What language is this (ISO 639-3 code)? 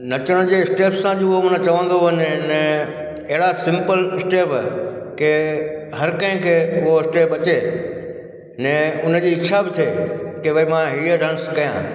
snd